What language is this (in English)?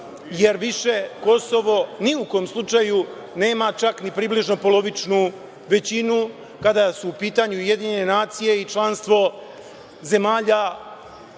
Serbian